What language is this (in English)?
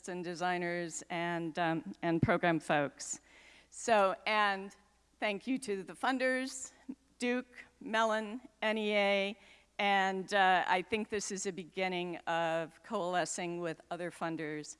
English